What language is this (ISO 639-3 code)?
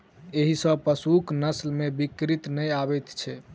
mai